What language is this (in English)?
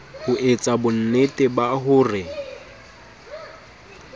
Southern Sotho